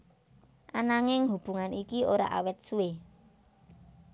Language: Javanese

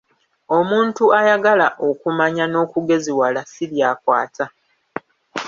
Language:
Ganda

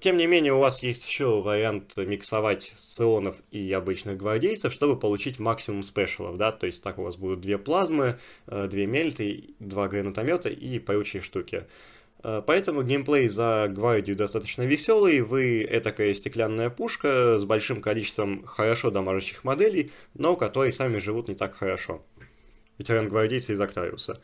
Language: Russian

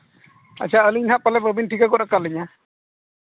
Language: Santali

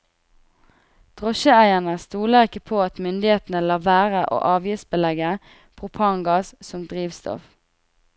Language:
Norwegian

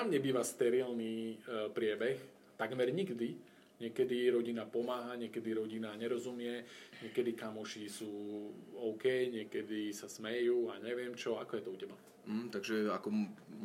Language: Slovak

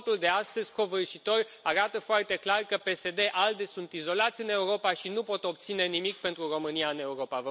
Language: Romanian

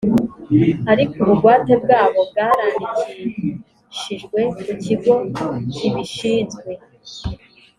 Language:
Kinyarwanda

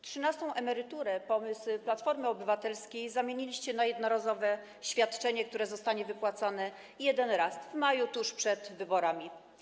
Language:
Polish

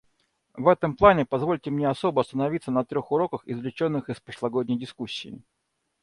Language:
Russian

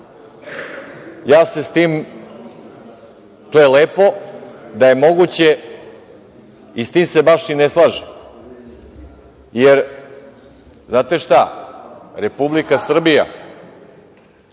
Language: Serbian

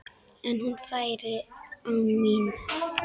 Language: Icelandic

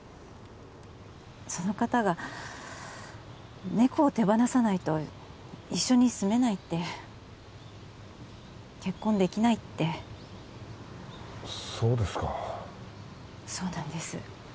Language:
Japanese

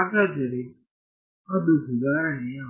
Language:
Kannada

